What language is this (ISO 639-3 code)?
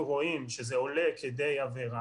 heb